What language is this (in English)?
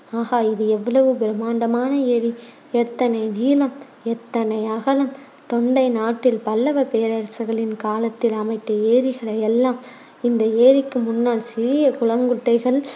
Tamil